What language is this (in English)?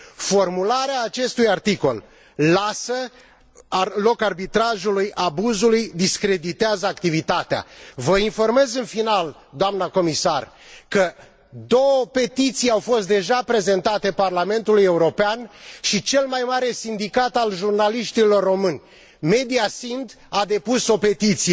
Romanian